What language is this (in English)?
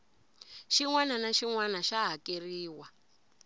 Tsonga